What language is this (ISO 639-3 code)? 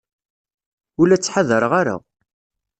kab